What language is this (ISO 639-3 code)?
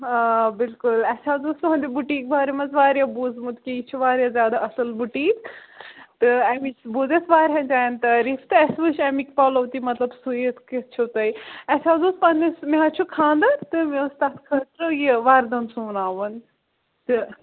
kas